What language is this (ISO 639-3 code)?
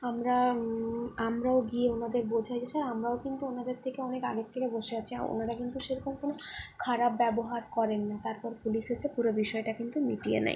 ben